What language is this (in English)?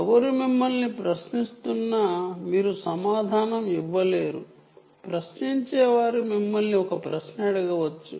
Telugu